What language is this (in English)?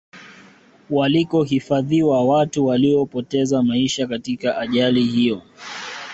Swahili